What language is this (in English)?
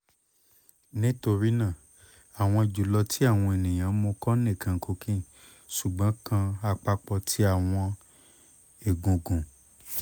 Yoruba